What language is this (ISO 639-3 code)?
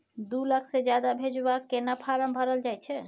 mai